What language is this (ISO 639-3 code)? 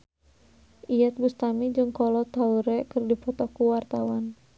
sun